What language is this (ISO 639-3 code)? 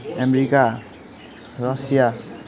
nep